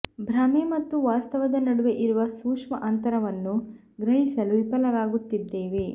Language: Kannada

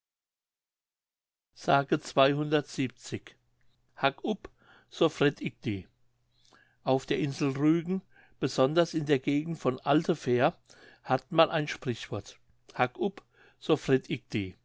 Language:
German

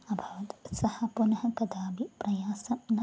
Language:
Sanskrit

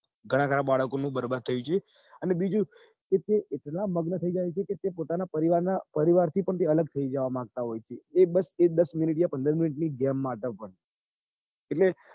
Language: Gujarati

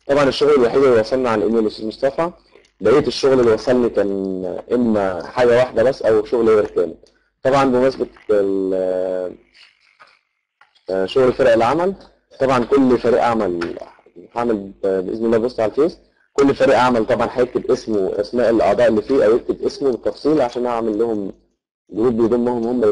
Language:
Arabic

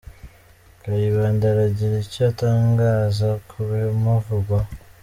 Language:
Kinyarwanda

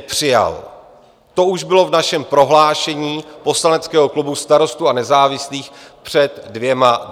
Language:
Czech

